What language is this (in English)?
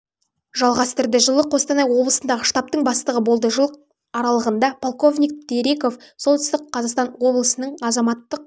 Kazakh